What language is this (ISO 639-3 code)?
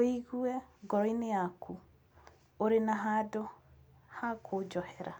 kik